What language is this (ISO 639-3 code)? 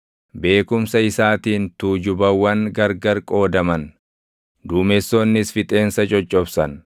orm